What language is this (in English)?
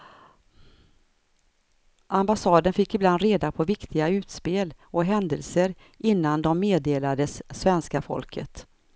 Swedish